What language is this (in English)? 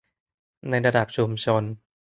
Thai